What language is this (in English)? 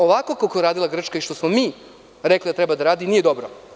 Serbian